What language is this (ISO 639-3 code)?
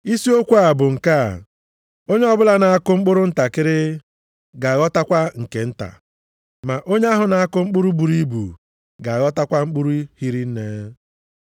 ibo